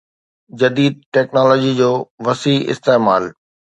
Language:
Sindhi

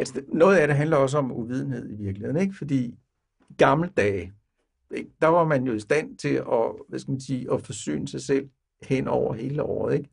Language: Danish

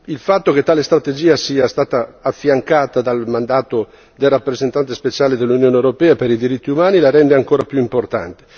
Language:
Italian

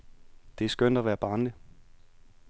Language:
Danish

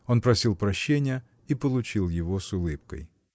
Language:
Russian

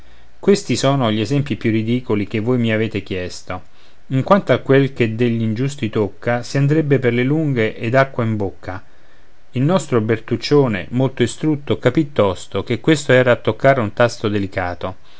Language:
Italian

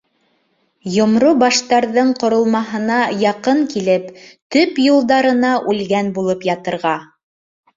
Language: Bashkir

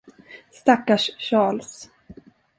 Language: Swedish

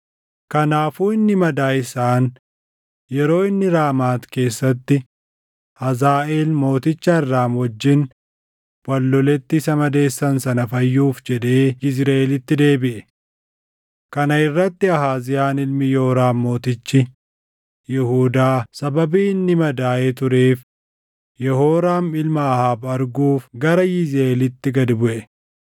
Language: Oromo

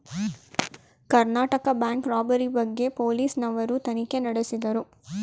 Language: Kannada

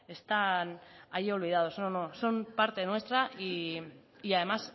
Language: Spanish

